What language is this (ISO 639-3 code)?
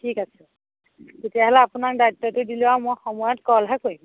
asm